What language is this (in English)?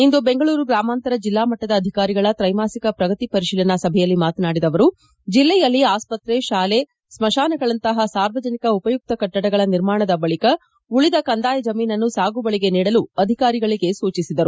Kannada